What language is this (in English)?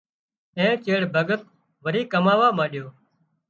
Wadiyara Koli